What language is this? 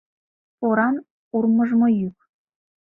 Mari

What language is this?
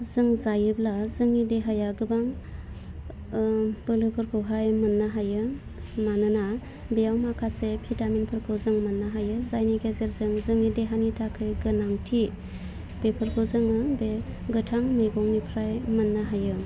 Bodo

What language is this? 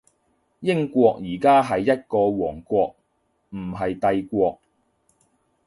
Cantonese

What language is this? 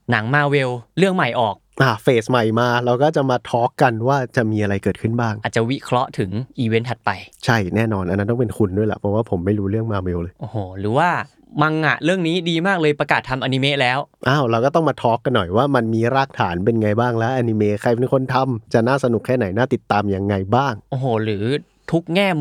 Thai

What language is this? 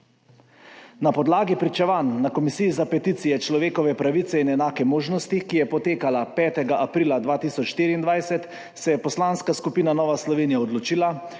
Slovenian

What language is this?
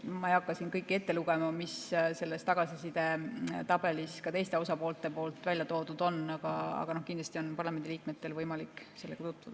Estonian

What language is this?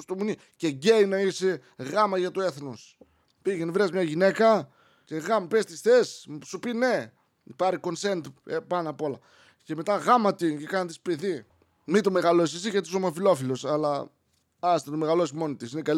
Greek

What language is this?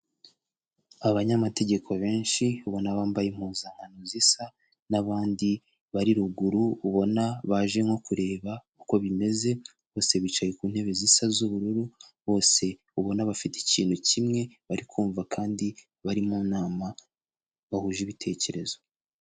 Kinyarwanda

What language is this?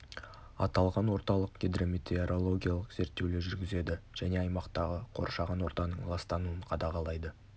Kazakh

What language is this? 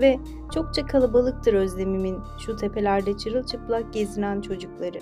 Turkish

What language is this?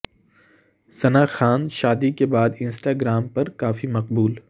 Urdu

